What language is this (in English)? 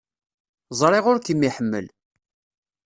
Kabyle